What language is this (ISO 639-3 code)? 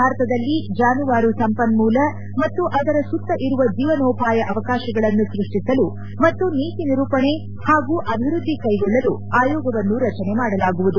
kan